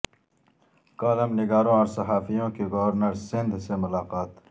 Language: Urdu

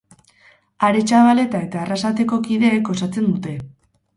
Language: Basque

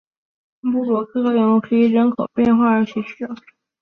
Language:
Chinese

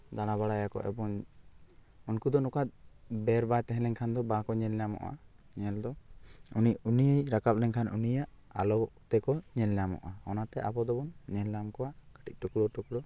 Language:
Santali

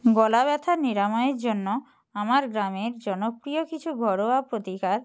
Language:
Bangla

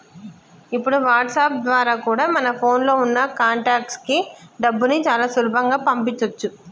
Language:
Telugu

